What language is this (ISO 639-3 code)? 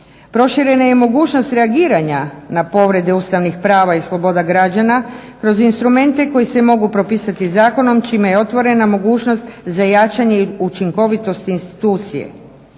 hrv